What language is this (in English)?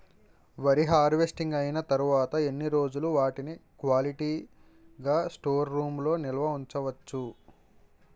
Telugu